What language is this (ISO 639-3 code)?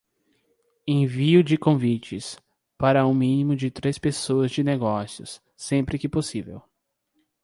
por